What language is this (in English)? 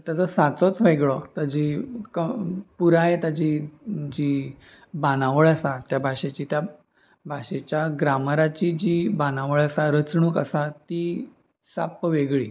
Konkani